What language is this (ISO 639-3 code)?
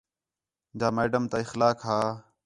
xhe